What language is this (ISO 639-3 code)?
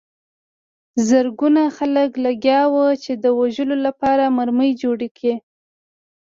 pus